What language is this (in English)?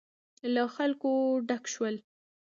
Pashto